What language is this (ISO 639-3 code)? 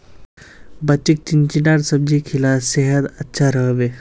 mag